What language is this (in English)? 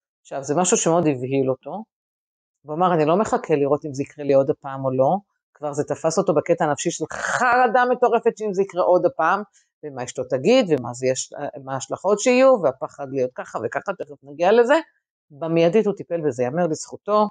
Hebrew